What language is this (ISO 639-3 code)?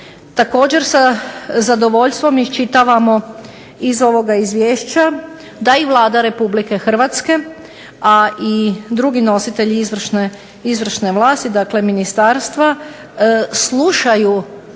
hrv